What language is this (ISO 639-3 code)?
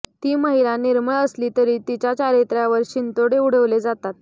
mar